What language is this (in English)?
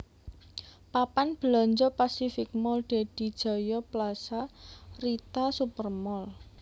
Javanese